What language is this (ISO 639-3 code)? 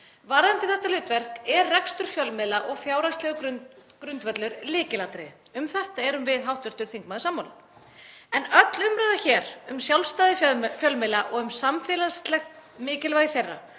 isl